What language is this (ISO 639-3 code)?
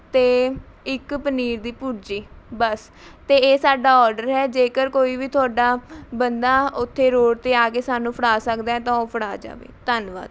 pan